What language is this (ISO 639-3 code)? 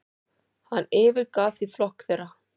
isl